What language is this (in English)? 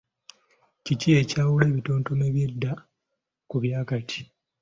Ganda